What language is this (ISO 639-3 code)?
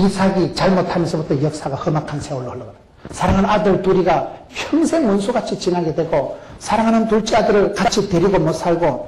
kor